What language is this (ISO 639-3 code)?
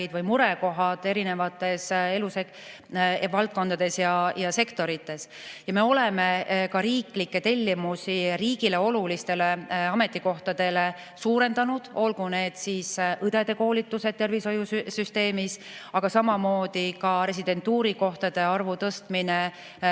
est